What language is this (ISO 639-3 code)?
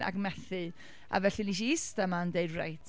cym